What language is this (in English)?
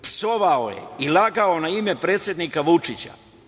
Serbian